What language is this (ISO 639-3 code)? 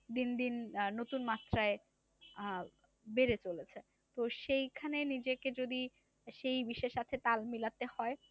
ben